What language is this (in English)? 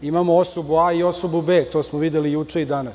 Serbian